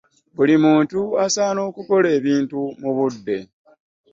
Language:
Ganda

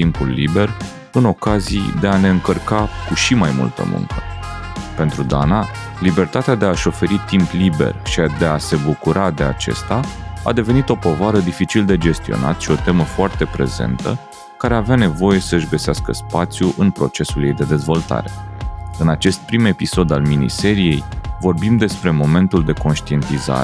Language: Romanian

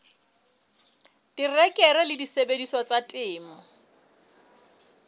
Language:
Southern Sotho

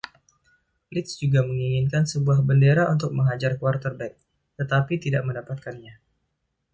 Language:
Indonesian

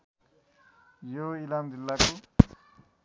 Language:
Nepali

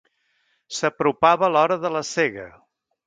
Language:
Catalan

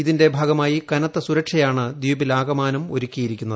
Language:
Malayalam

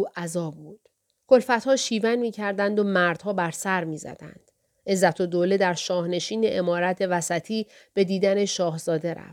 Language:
Persian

